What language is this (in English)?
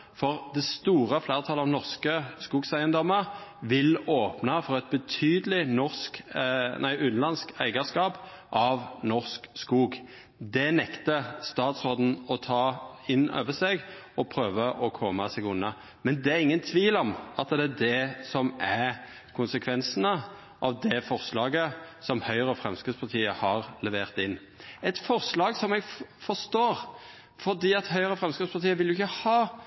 Norwegian Nynorsk